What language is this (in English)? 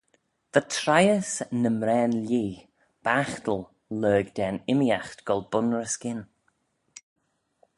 Manx